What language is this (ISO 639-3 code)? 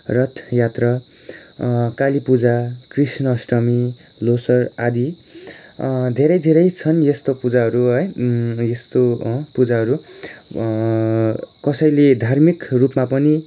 nep